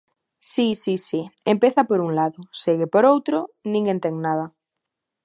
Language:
Galician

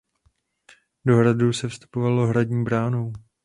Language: Czech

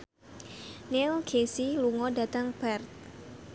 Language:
Javanese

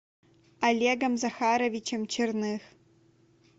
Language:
Russian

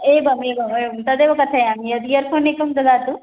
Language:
Sanskrit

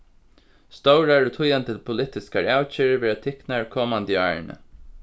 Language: Faroese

